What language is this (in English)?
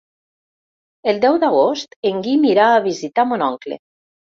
Catalan